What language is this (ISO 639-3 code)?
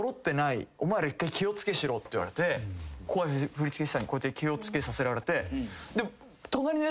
jpn